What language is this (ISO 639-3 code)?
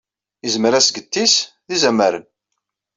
kab